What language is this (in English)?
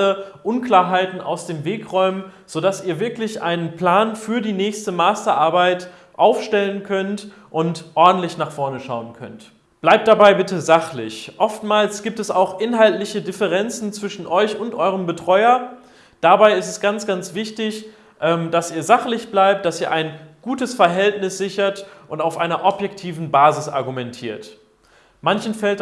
German